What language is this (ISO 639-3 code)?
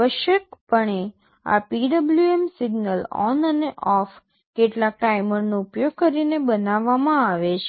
guj